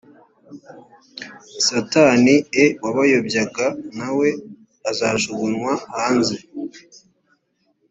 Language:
Kinyarwanda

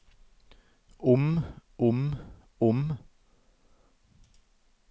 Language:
Norwegian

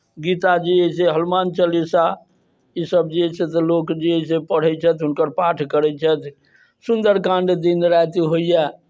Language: Maithili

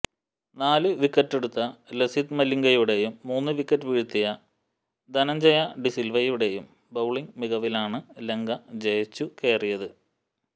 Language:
Malayalam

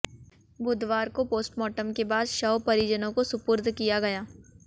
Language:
Hindi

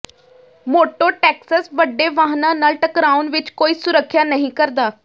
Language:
Punjabi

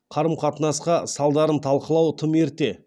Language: Kazakh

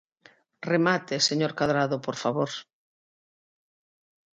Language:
Galician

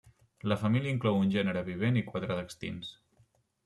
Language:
Catalan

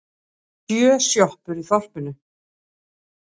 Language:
Icelandic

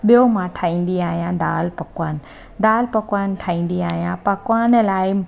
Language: Sindhi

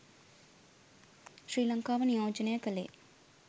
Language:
Sinhala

